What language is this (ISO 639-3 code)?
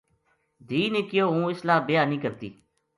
gju